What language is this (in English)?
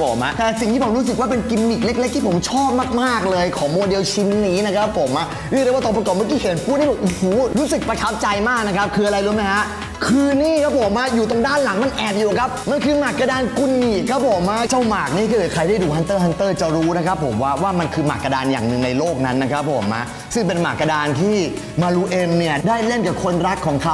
Thai